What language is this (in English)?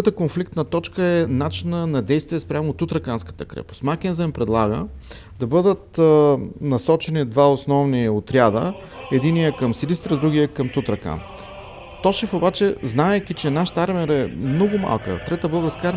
Bulgarian